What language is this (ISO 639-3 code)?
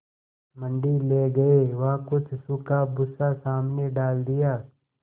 hin